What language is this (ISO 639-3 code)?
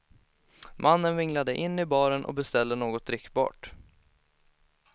swe